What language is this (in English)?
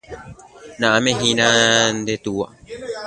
Guarani